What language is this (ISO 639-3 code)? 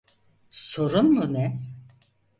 tur